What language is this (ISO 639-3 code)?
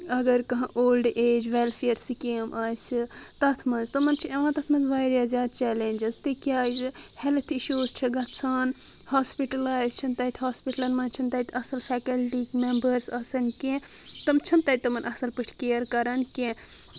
kas